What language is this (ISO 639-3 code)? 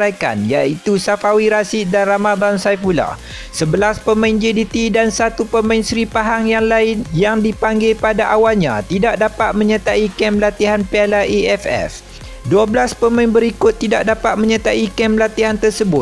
msa